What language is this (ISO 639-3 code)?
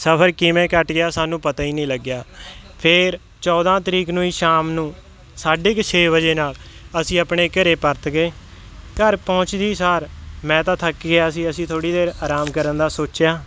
pan